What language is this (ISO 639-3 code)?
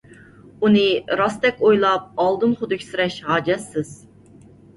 uig